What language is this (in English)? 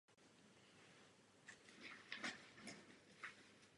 Czech